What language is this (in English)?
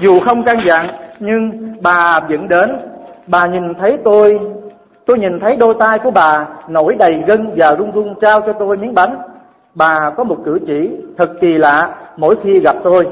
Vietnamese